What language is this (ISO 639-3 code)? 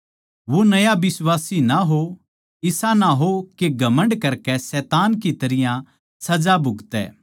bgc